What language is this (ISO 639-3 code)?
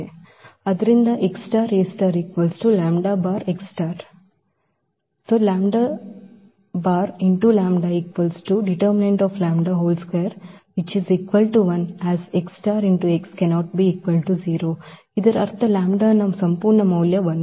kan